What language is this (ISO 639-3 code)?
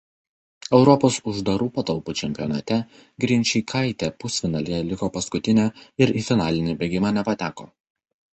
lit